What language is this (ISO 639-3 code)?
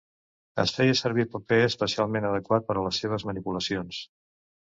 cat